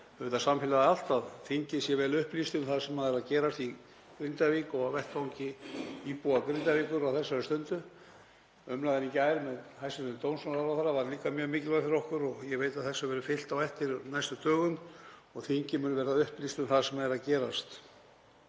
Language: Icelandic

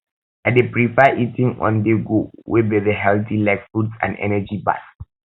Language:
Nigerian Pidgin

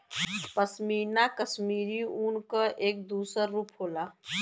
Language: Bhojpuri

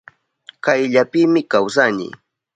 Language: Southern Pastaza Quechua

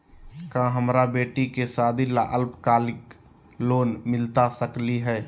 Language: Magahi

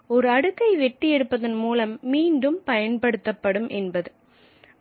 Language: Tamil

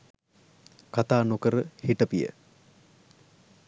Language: Sinhala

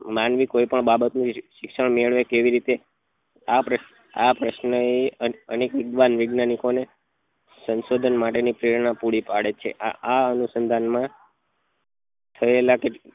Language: Gujarati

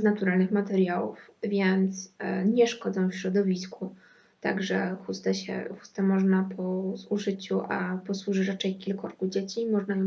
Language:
Polish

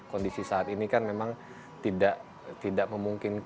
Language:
Indonesian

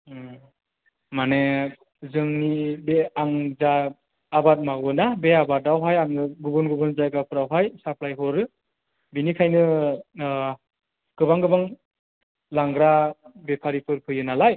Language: Bodo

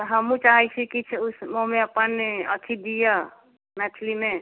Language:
Maithili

